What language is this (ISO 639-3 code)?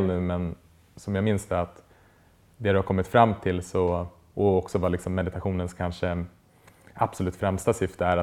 swe